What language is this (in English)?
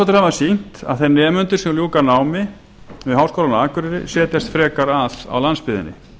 Icelandic